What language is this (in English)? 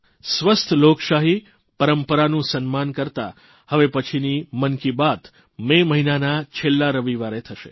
Gujarati